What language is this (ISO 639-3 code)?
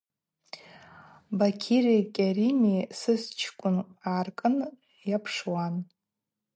abq